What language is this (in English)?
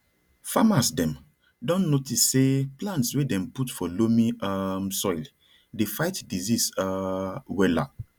Nigerian Pidgin